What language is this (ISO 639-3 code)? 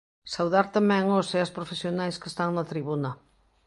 glg